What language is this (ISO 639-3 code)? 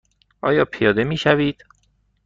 fas